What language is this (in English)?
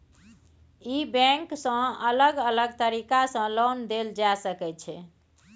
Maithili